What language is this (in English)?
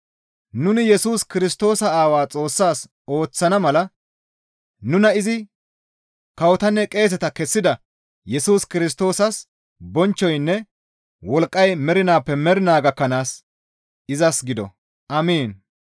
Gamo